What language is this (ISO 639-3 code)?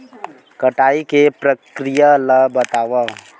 hne